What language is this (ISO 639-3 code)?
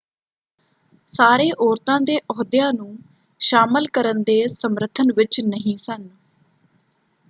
pan